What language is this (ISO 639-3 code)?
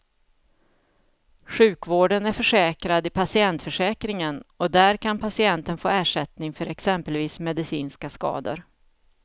swe